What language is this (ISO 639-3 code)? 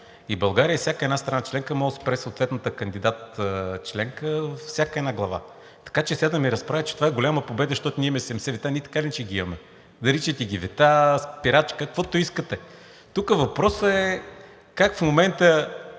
bul